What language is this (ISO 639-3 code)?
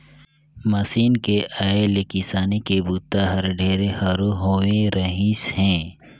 hne